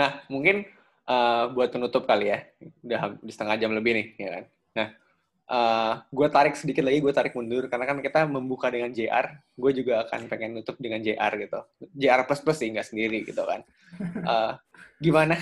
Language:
Indonesian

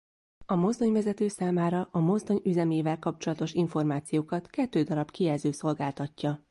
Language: Hungarian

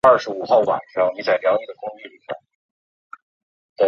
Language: Chinese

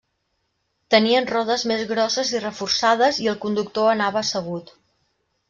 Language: Catalan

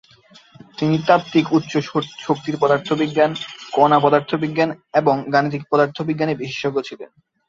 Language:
Bangla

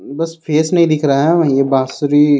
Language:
Hindi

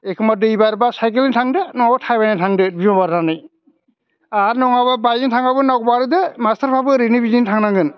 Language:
Bodo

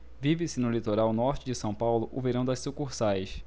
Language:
Portuguese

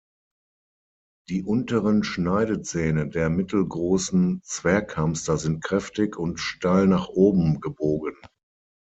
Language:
German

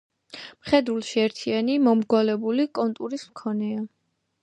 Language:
Georgian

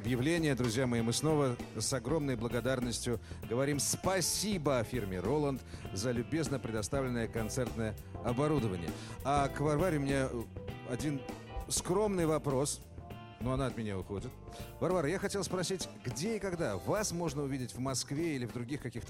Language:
Russian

